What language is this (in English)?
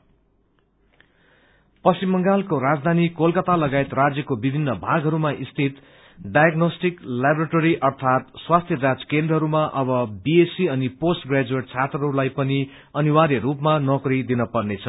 Nepali